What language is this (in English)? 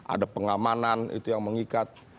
Indonesian